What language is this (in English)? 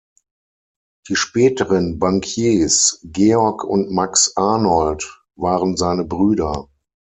German